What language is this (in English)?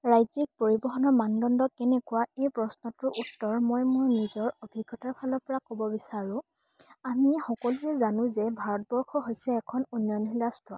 Assamese